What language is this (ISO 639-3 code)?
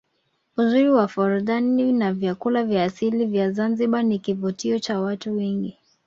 swa